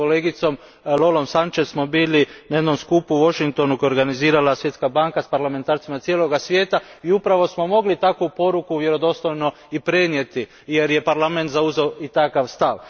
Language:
Croatian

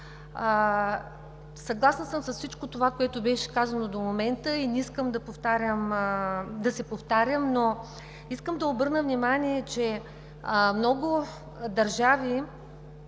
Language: Bulgarian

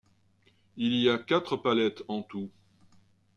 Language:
French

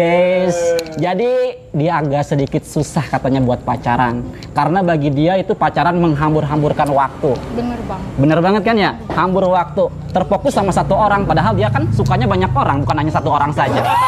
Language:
Indonesian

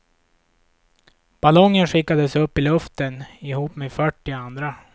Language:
Swedish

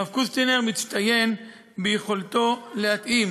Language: Hebrew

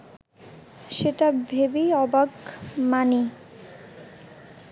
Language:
Bangla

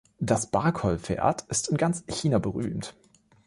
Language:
German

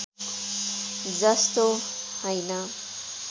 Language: Nepali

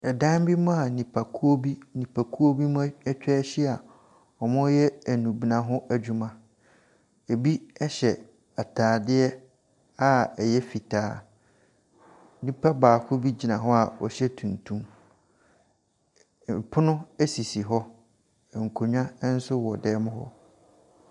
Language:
Akan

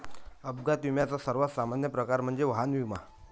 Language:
Marathi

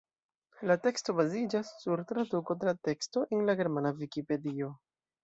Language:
Esperanto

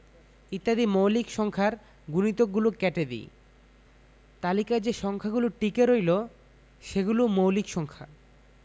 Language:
Bangla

